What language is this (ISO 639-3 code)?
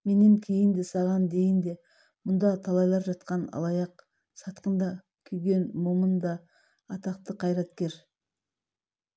kaz